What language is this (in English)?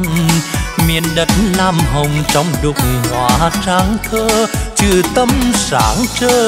Vietnamese